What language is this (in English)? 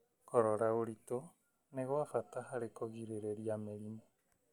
Kikuyu